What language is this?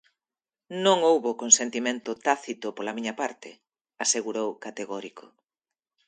Galician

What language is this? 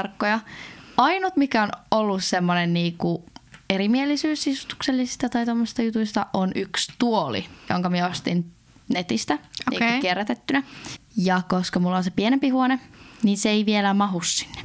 Finnish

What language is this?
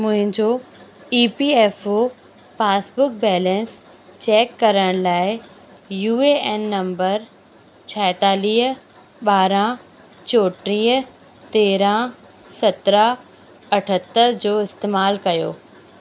Sindhi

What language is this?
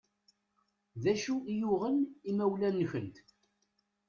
Kabyle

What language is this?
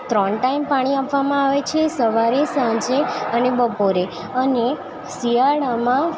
Gujarati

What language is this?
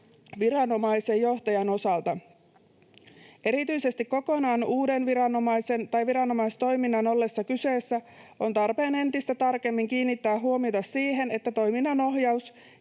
Finnish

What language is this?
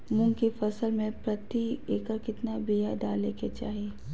Magahi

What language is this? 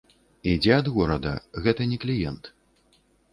Belarusian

